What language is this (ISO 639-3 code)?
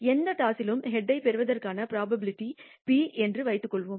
tam